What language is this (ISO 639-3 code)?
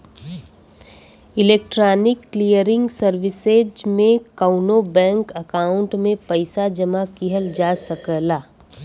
bho